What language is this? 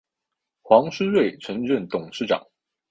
Chinese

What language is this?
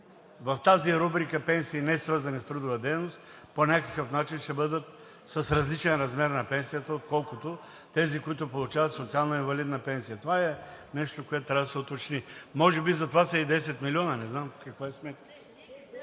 Bulgarian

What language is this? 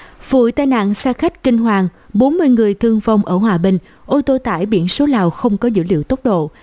Vietnamese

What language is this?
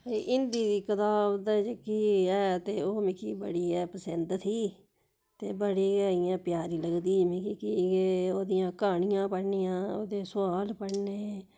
Dogri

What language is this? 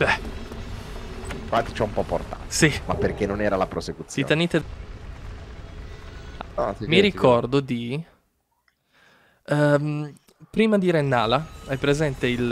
Italian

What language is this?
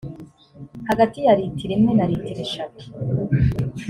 Kinyarwanda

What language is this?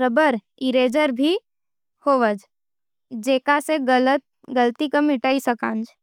Nimadi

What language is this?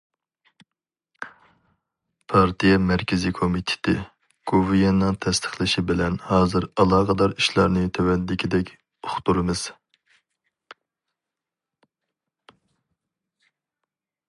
Uyghur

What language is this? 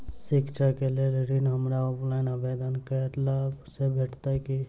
Maithili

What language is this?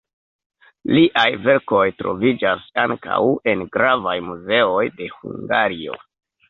Esperanto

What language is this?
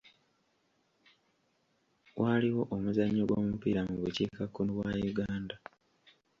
Ganda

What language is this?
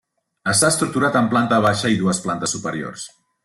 Catalan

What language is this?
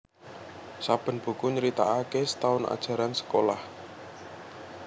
Javanese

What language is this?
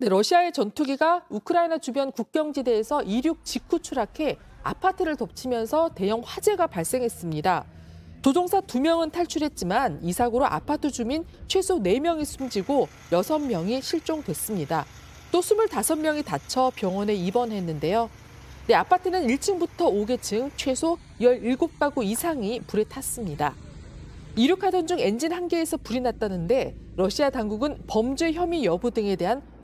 Korean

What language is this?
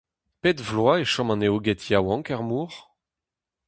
Breton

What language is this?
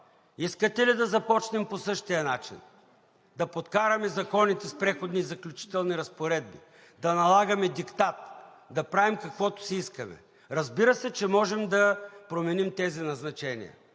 Bulgarian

